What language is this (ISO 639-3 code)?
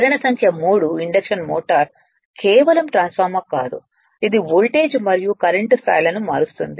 tel